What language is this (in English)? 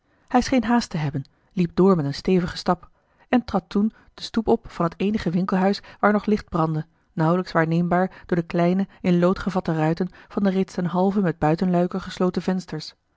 Dutch